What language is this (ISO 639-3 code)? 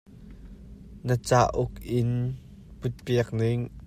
cnh